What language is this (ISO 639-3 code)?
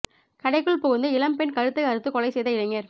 tam